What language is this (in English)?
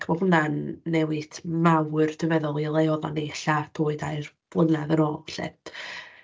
Welsh